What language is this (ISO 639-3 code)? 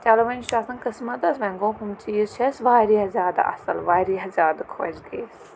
kas